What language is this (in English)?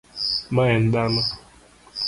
Luo (Kenya and Tanzania)